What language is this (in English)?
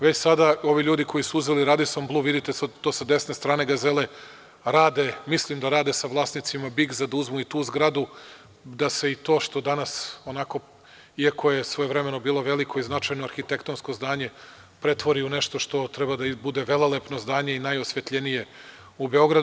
Serbian